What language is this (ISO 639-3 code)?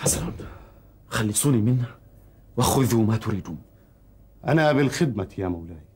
ara